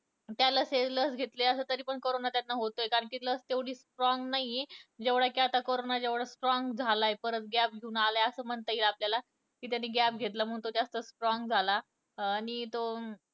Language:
Marathi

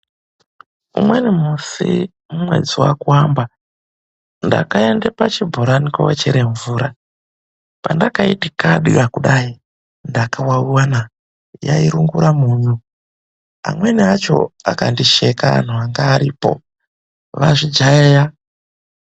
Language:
Ndau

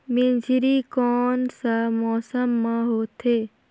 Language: Chhattisgarhi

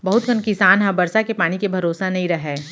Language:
Chhattisgarhi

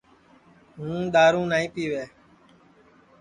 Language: Sansi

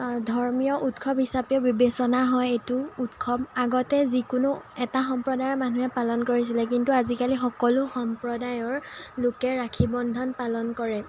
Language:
Assamese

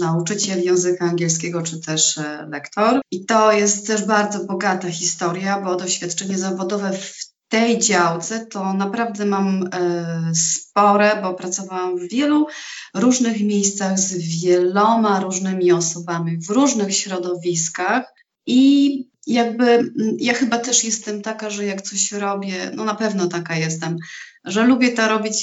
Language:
Polish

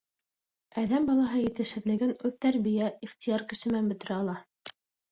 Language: Bashkir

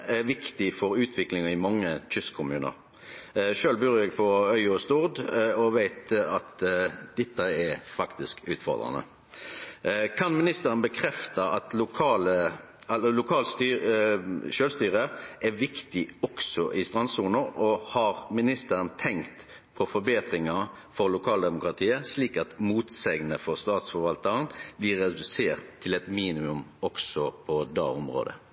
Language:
Norwegian Nynorsk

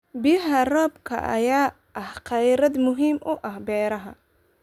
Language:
Somali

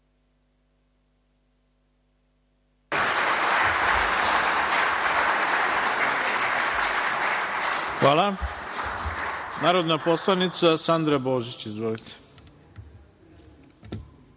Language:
Serbian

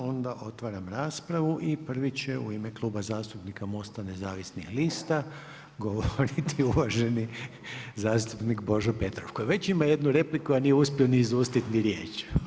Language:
Croatian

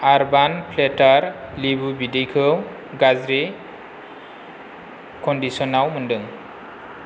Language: Bodo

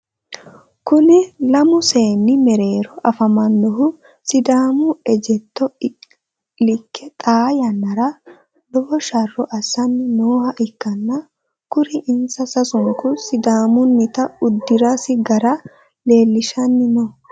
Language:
Sidamo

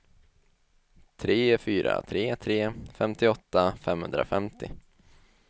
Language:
Swedish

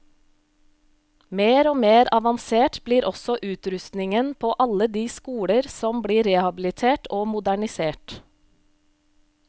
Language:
Norwegian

